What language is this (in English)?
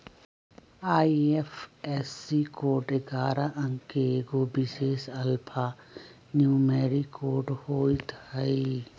Magahi